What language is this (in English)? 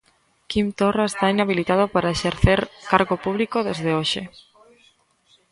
Galician